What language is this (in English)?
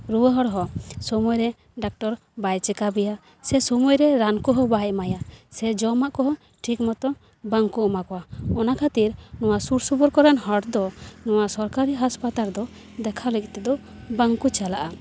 Santali